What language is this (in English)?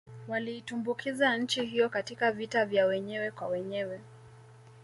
Swahili